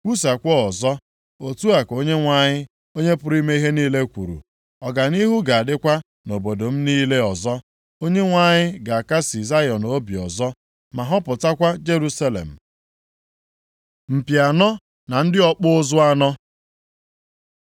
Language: Igbo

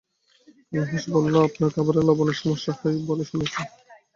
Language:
Bangla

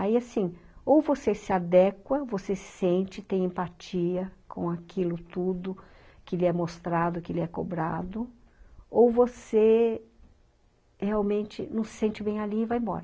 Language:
Portuguese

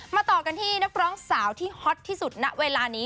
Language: Thai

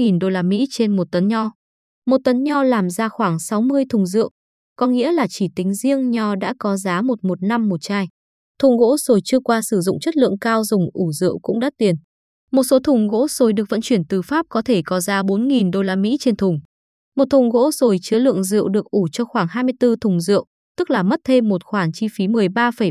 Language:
Vietnamese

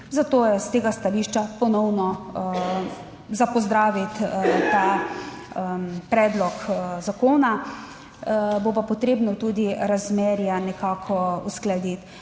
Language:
Slovenian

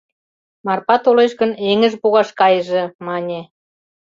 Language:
Mari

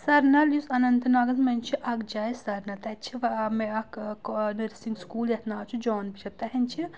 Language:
Kashmiri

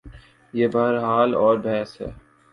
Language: Urdu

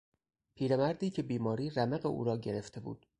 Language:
Persian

